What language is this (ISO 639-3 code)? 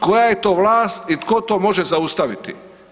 hrv